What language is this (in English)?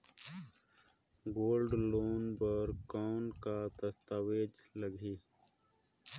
Chhattisgarhi